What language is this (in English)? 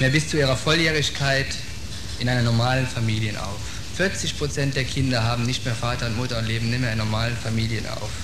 German